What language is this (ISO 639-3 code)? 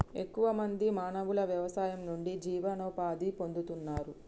tel